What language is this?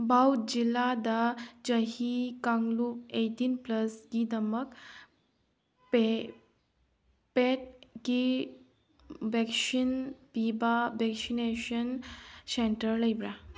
Manipuri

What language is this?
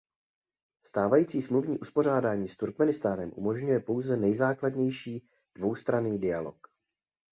Czech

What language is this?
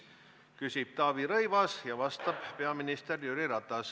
Estonian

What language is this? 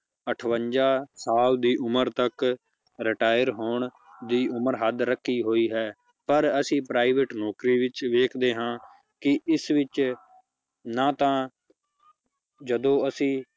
Punjabi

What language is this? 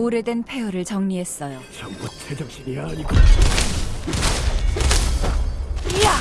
Korean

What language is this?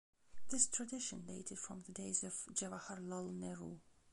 English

